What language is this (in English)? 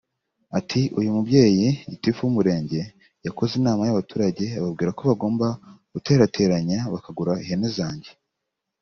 Kinyarwanda